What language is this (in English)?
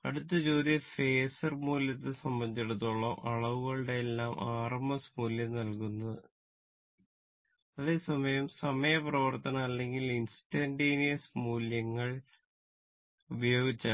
Malayalam